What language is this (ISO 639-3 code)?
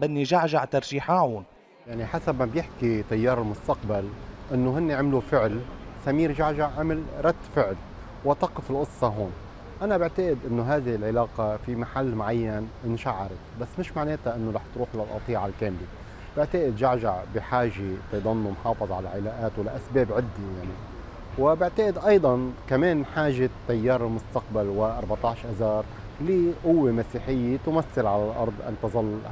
ara